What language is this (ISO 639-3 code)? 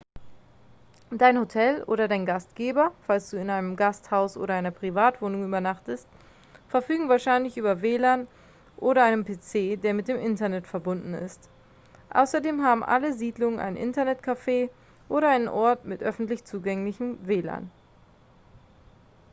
deu